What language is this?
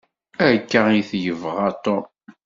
Kabyle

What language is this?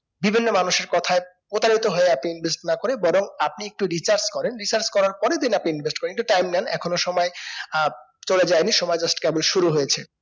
Bangla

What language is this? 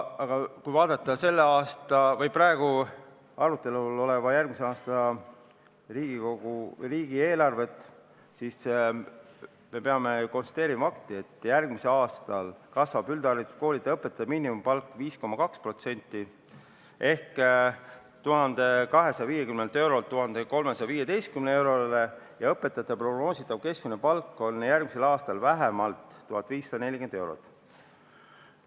Estonian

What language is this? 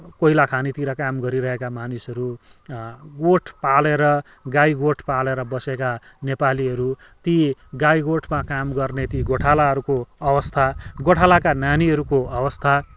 Nepali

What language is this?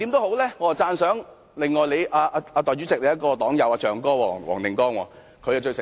Cantonese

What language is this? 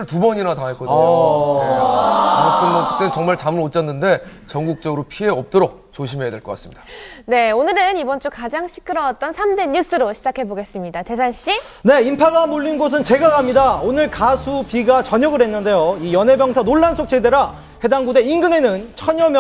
Korean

